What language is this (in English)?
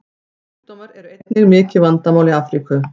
Icelandic